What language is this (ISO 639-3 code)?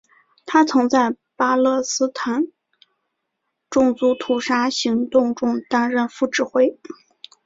zho